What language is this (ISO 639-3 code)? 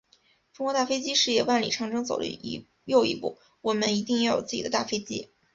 zho